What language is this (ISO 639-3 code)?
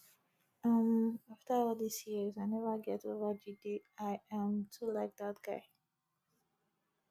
pcm